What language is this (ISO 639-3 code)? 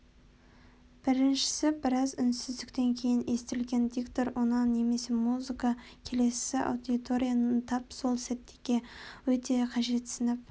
kaz